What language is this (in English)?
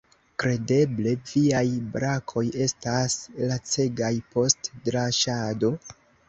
Esperanto